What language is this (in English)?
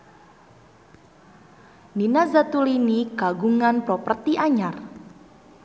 Sundanese